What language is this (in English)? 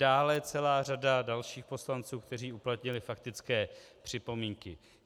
Czech